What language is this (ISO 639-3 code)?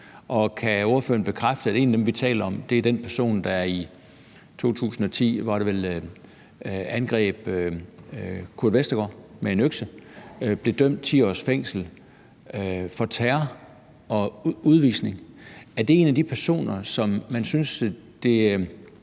dan